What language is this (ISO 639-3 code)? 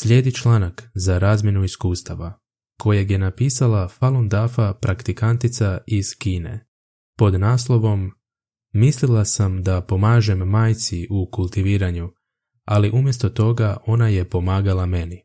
hrv